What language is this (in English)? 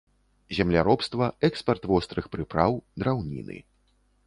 Belarusian